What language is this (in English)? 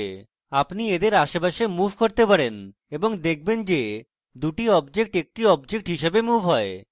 Bangla